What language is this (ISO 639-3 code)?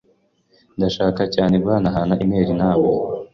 kin